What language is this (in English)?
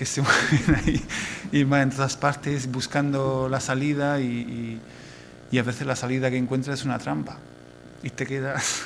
Spanish